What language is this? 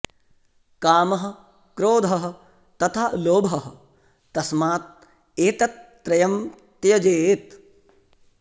Sanskrit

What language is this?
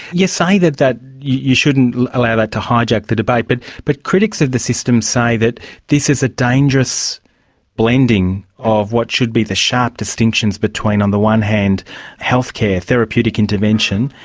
English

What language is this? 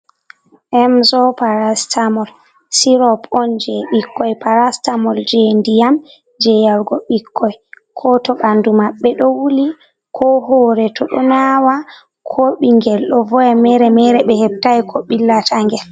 Fula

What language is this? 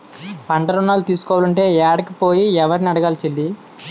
Telugu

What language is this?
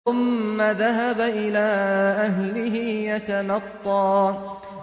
Arabic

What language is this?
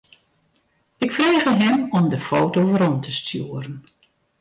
Western Frisian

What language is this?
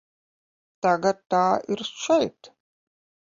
Latvian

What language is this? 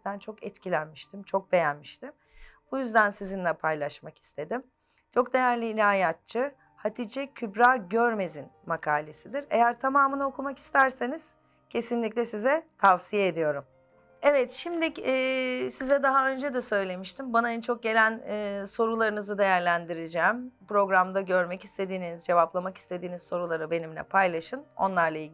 Turkish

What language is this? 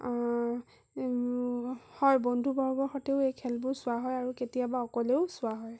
Assamese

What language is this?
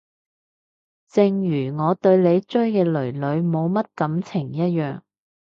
Cantonese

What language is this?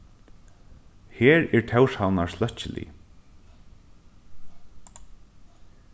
Faroese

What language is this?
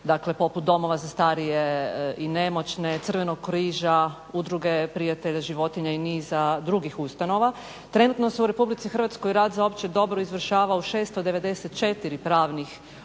Croatian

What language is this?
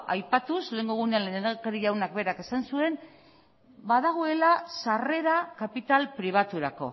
Basque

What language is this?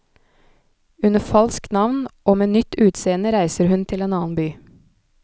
Norwegian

